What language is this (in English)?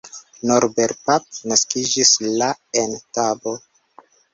Esperanto